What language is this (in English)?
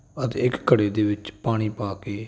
Punjabi